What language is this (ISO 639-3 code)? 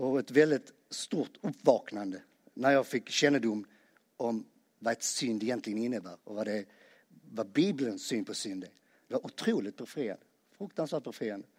swe